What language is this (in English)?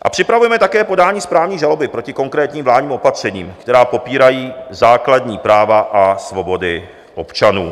Czech